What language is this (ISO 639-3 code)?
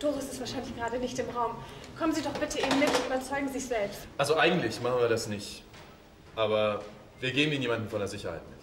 deu